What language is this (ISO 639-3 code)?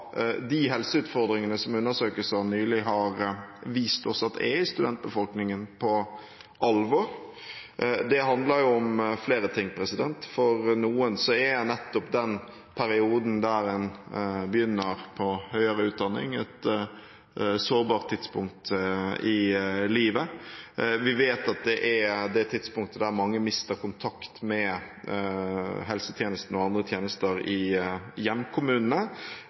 nob